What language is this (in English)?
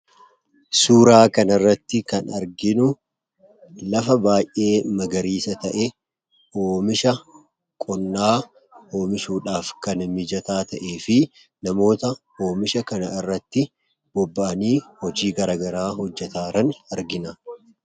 Oromo